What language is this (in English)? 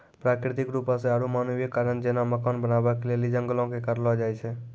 Maithili